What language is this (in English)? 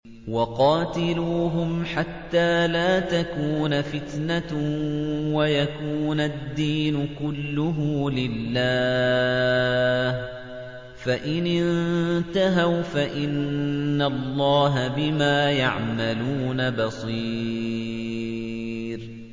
Arabic